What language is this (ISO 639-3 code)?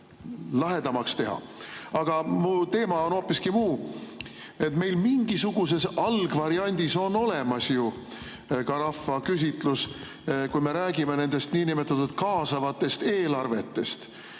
est